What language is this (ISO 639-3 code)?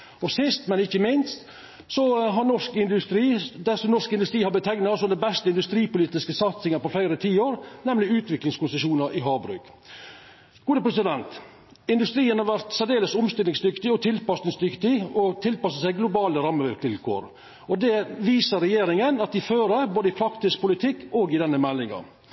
nno